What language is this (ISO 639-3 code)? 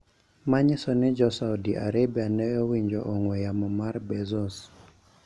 luo